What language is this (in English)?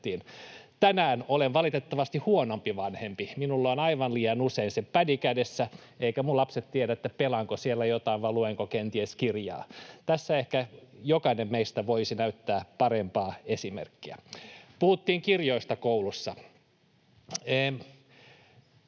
Finnish